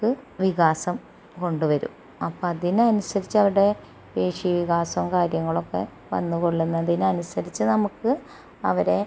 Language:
Malayalam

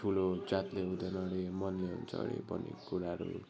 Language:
Nepali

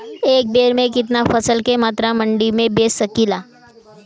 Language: Bhojpuri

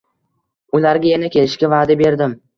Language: Uzbek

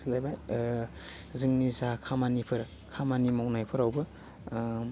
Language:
Bodo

